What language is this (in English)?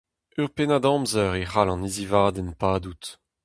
Breton